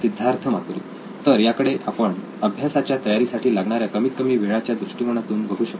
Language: Marathi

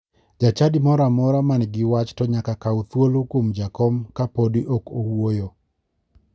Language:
Luo (Kenya and Tanzania)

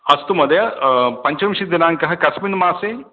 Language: Sanskrit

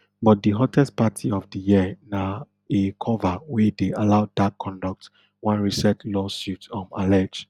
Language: Nigerian Pidgin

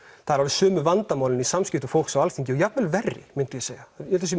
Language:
Icelandic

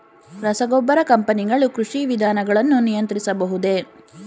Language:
Kannada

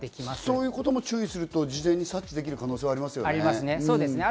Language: Japanese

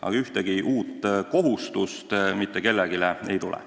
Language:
Estonian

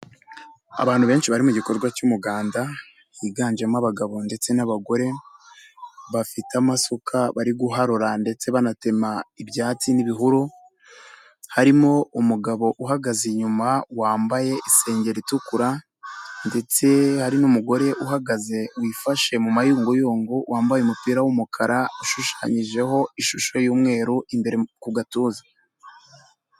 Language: Kinyarwanda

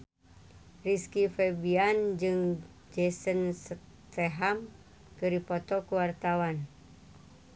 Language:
Sundanese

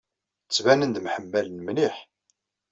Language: Kabyle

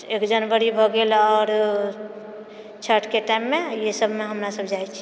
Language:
Maithili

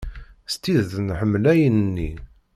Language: Kabyle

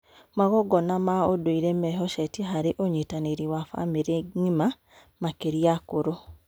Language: Kikuyu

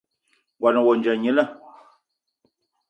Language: Eton (Cameroon)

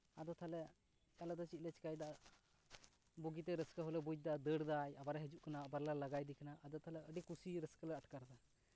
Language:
Santali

